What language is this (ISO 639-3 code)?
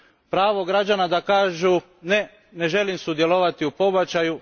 hrv